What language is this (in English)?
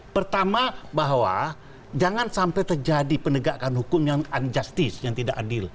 Indonesian